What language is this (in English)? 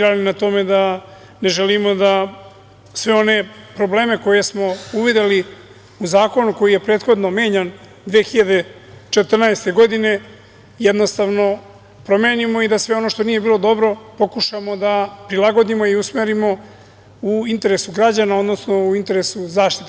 Serbian